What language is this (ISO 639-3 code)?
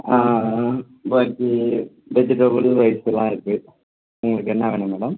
tam